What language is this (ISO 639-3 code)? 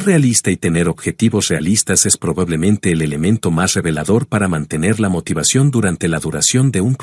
spa